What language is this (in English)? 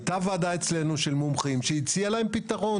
Hebrew